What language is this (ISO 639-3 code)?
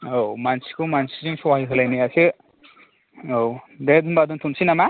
brx